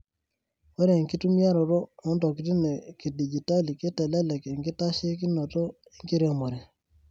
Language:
Masai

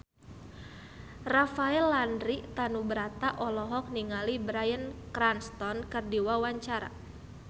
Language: Sundanese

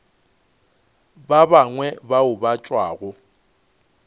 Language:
Northern Sotho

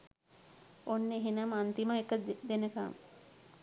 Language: Sinhala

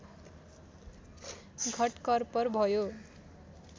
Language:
Nepali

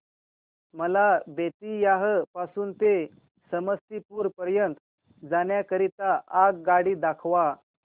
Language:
Marathi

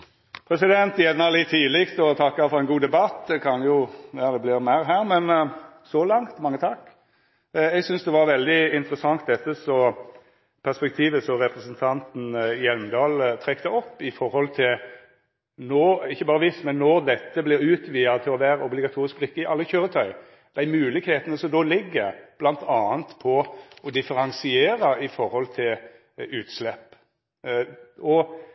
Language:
Norwegian Nynorsk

